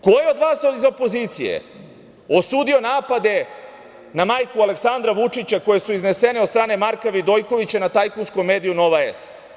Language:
Serbian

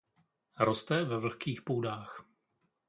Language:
Czech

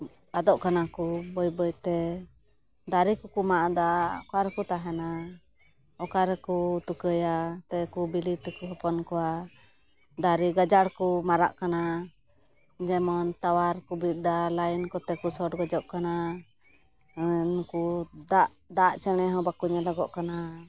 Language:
Santali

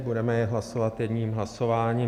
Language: Czech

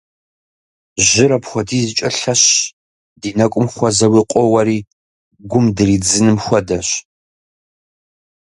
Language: Kabardian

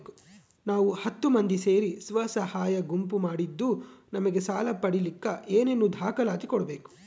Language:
Kannada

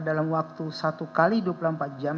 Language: Indonesian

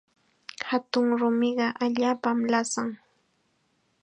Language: Chiquián Ancash Quechua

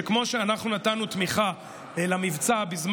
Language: Hebrew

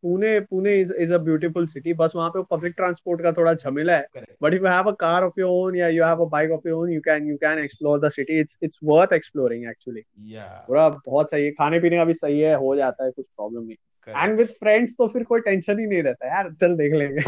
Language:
Hindi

